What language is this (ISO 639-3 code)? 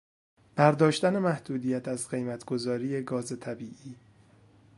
fas